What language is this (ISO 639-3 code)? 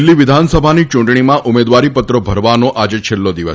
guj